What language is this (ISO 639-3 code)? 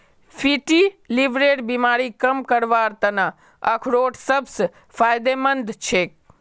mag